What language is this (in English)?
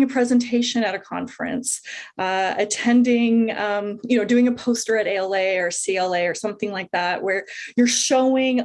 English